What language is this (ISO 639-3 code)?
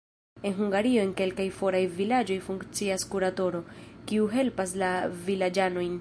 epo